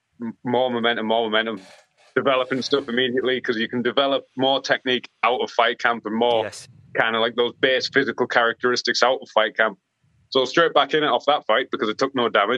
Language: English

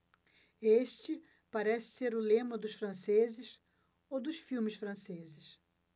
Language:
Portuguese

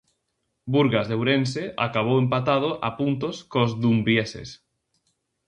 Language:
Galician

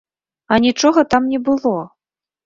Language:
Belarusian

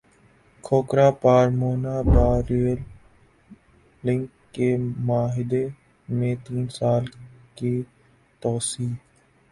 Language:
Urdu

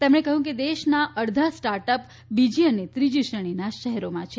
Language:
Gujarati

